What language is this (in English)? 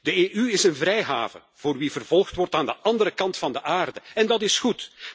Dutch